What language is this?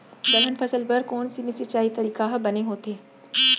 Chhattisgarhi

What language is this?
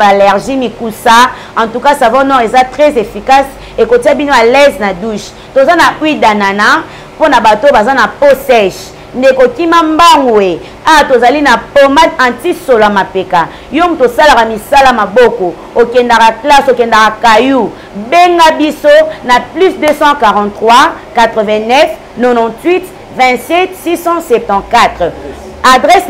French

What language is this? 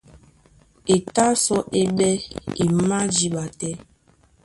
Duala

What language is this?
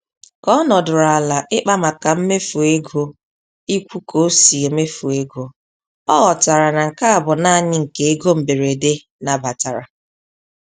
Igbo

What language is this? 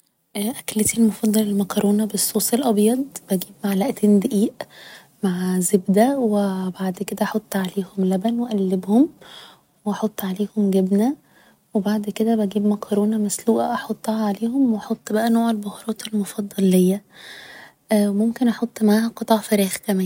Egyptian Arabic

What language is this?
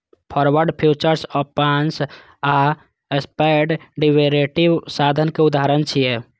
Maithili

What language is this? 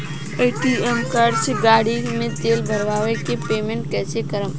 Bhojpuri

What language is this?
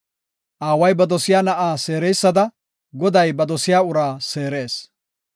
Gofa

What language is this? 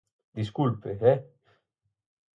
Galician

